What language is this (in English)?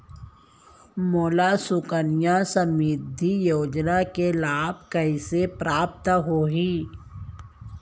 Chhattisgarhi